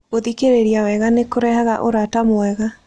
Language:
Kikuyu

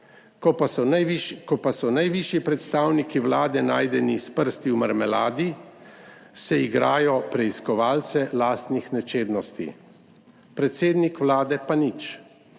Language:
Slovenian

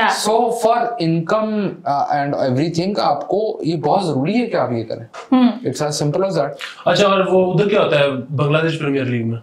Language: Hindi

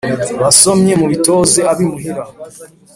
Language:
Kinyarwanda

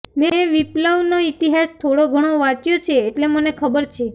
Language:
Gujarati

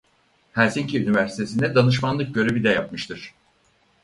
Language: Turkish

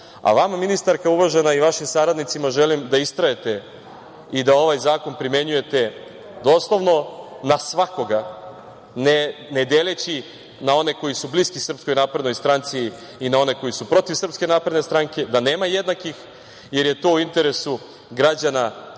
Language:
Serbian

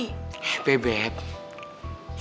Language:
Indonesian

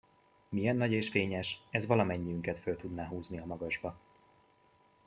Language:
Hungarian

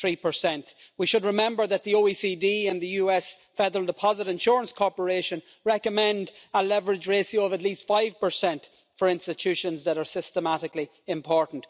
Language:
English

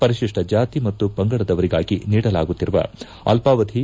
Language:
Kannada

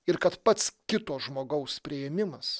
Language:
Lithuanian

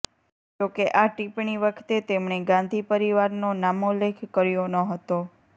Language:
Gujarati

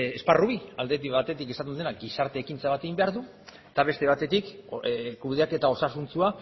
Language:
Basque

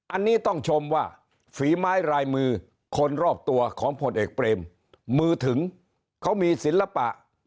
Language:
Thai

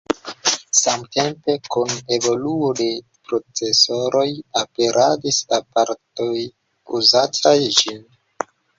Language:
Esperanto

